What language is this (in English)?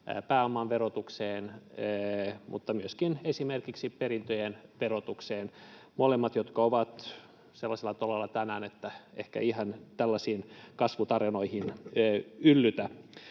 Finnish